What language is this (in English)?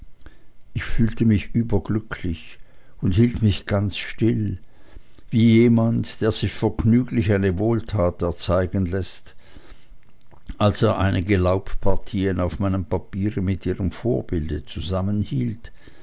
German